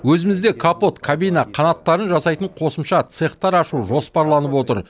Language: Kazakh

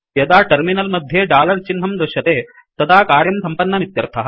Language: Sanskrit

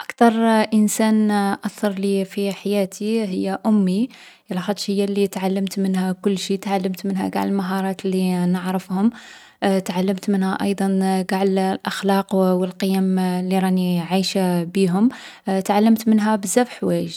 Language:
Algerian Arabic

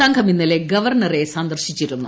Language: Malayalam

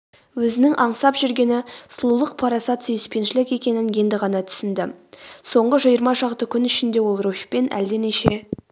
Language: Kazakh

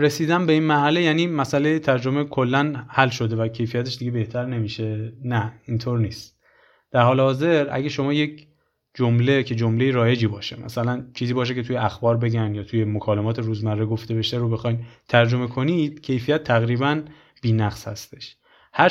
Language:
Persian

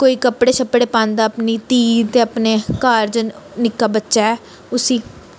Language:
Dogri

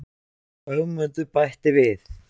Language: Icelandic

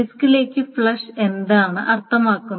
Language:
Malayalam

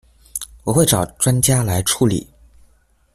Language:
Chinese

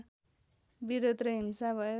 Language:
Nepali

